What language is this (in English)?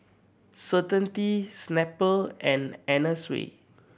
English